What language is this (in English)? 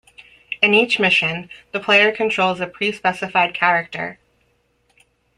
English